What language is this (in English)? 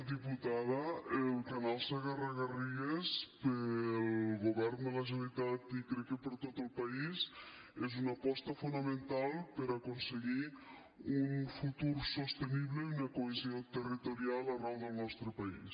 Catalan